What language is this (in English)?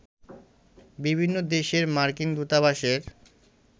Bangla